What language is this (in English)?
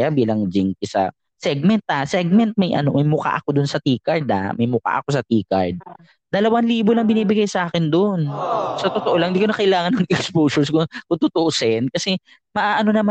Filipino